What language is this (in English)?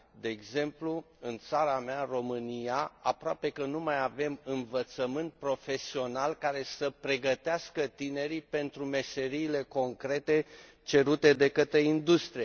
Romanian